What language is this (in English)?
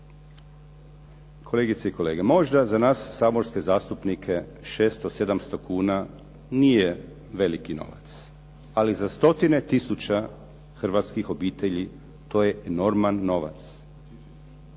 Croatian